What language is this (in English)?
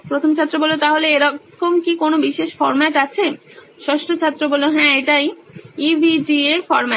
Bangla